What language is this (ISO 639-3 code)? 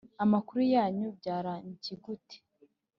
kin